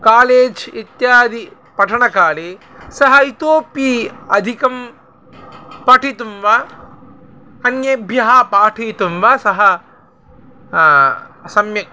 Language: Sanskrit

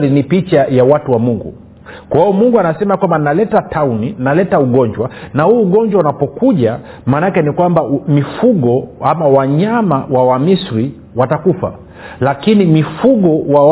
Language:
Swahili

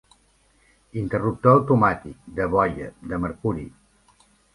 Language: Catalan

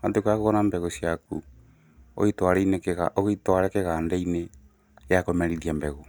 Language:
Kikuyu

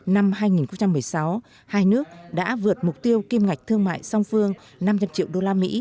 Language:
Vietnamese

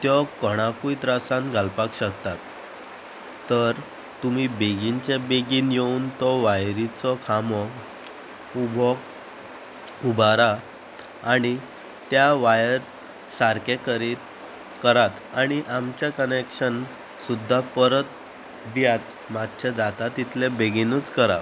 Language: Konkani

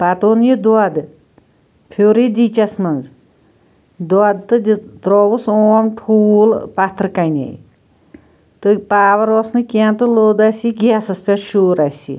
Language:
Kashmiri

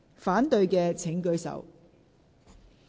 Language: Cantonese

